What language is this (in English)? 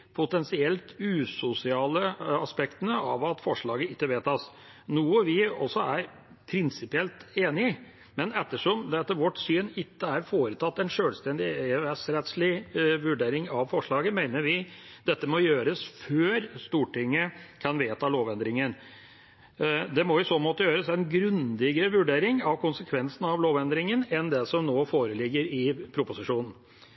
Norwegian Bokmål